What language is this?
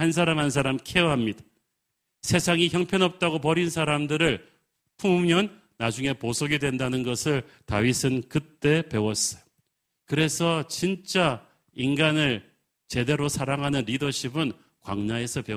Korean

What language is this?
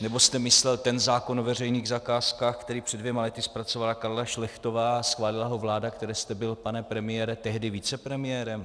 Czech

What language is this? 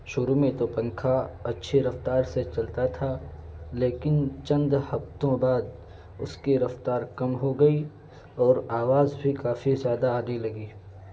Urdu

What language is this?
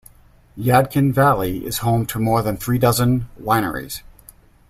English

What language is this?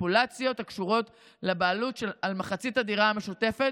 Hebrew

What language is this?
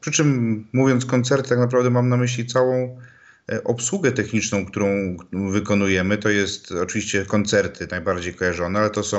Polish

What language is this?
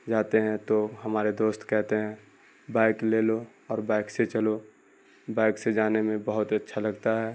Urdu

